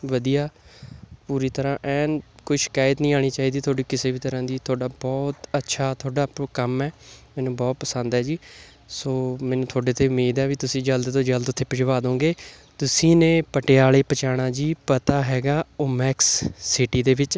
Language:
Punjabi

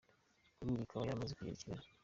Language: Kinyarwanda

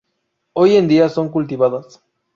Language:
Spanish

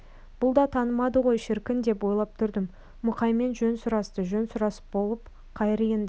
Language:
Kazakh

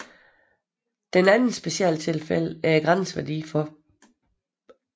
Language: Danish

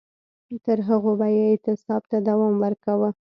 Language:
Pashto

